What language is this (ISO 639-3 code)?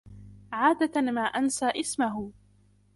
ara